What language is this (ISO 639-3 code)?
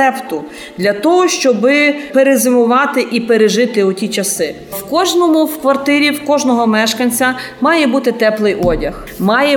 ukr